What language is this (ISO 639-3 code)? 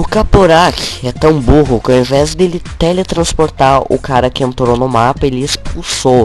por